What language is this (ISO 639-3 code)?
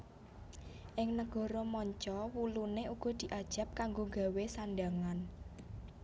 jav